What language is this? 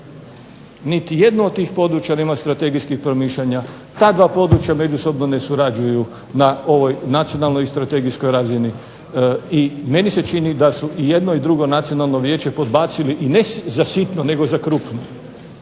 Croatian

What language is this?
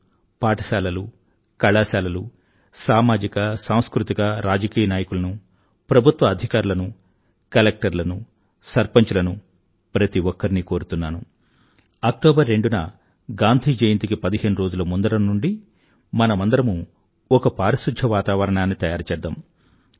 Telugu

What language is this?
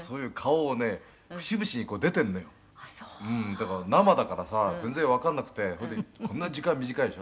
Japanese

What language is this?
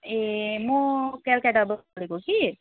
Nepali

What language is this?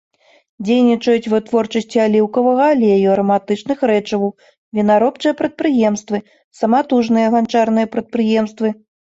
Belarusian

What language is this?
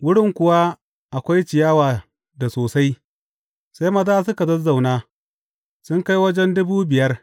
Hausa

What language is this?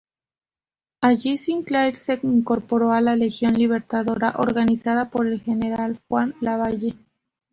Spanish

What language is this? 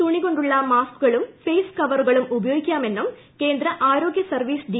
Malayalam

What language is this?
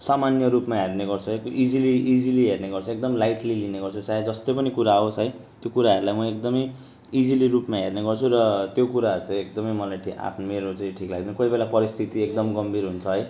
Nepali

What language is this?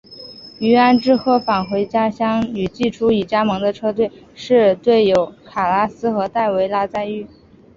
Chinese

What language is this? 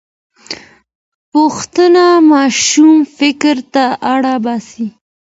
Pashto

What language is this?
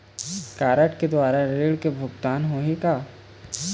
Chhattisgarhi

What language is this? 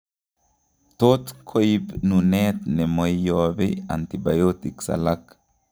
Kalenjin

